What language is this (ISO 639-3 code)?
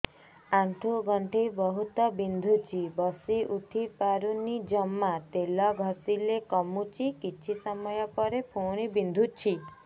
ori